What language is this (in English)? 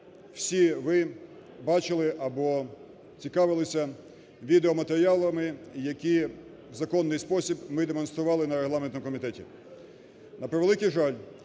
Ukrainian